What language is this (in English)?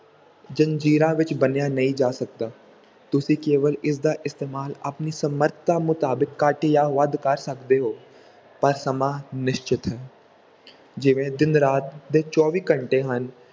Punjabi